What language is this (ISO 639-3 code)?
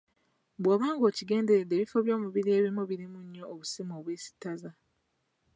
lug